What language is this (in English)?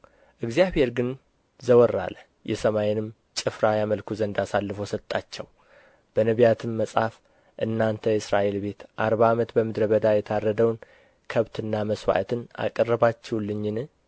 Amharic